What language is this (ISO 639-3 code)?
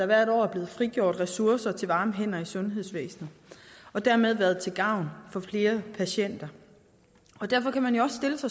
dan